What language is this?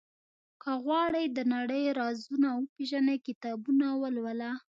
Pashto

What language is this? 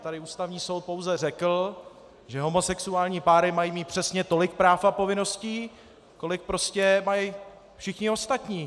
Czech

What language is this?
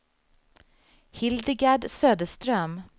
Swedish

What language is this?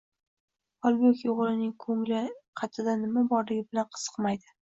Uzbek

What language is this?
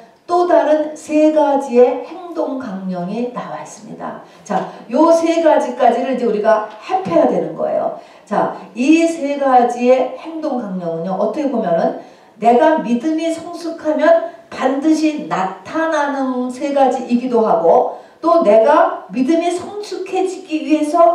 Korean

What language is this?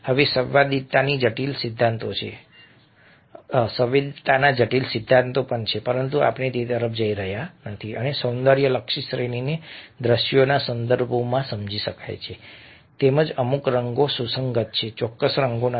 Gujarati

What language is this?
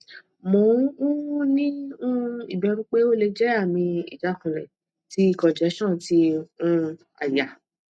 Yoruba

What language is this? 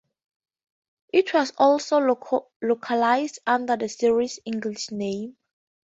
English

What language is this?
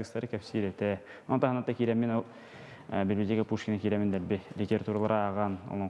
Turkish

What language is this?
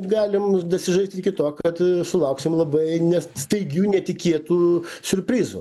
Lithuanian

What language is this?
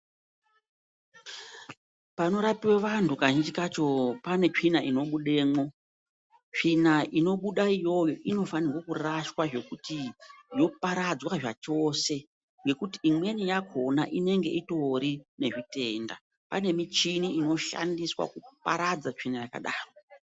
Ndau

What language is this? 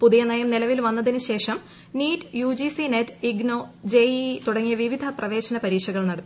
Malayalam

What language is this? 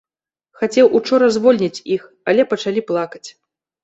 Belarusian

